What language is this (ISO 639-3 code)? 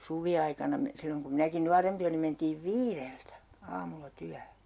fin